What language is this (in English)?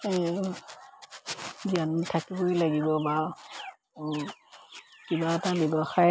Assamese